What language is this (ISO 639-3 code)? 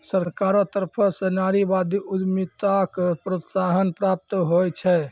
mai